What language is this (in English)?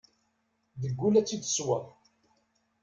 Kabyle